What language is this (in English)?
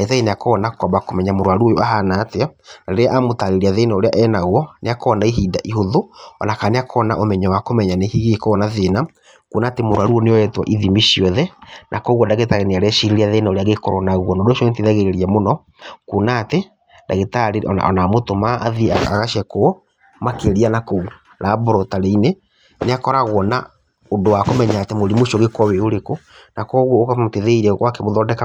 Kikuyu